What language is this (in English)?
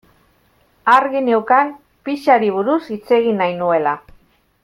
Basque